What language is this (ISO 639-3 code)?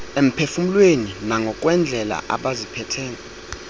xho